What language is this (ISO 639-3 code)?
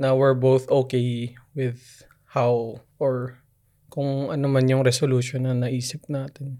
fil